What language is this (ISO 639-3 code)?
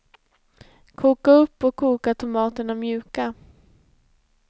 swe